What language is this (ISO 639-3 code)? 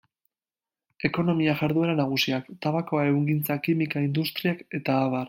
eus